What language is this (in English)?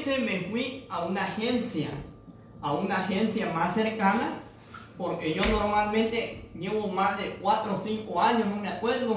Spanish